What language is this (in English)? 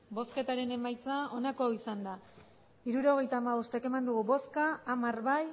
Basque